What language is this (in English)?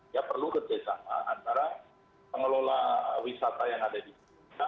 Indonesian